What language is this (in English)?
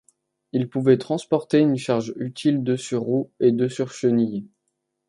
French